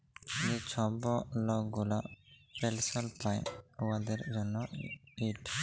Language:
Bangla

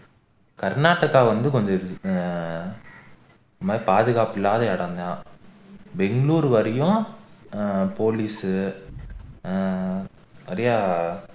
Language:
Tamil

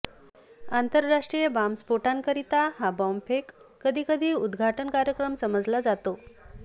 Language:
Marathi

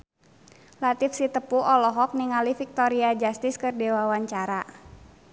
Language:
Sundanese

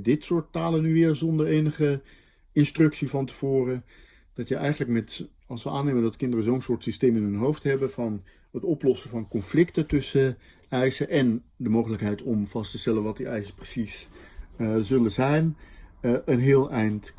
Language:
Dutch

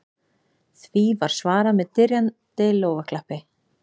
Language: Icelandic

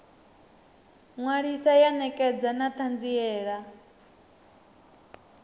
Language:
Venda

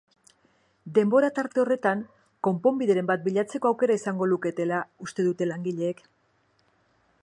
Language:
Basque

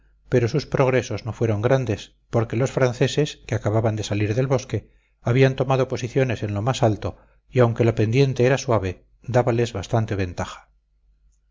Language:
Spanish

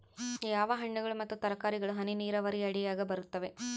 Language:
Kannada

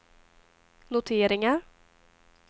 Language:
Swedish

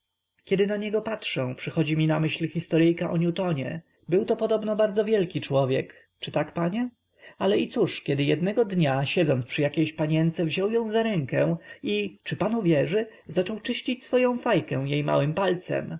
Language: Polish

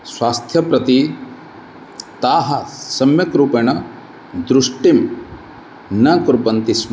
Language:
Sanskrit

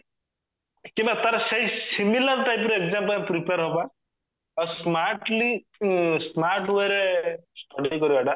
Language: Odia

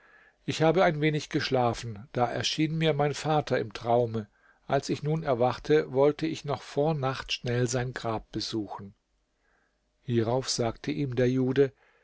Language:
German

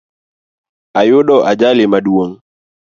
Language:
Luo (Kenya and Tanzania)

